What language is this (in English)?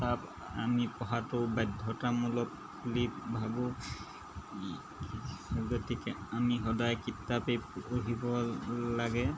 Assamese